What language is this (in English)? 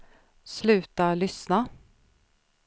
Swedish